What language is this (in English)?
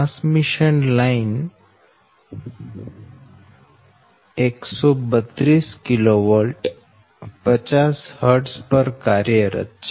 Gujarati